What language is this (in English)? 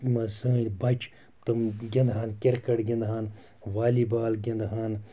Kashmiri